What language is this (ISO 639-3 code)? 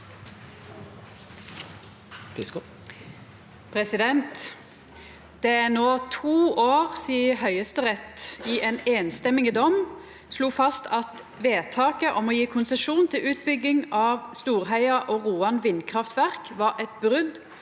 nor